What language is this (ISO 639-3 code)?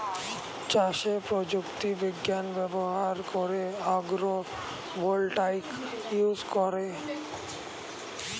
ben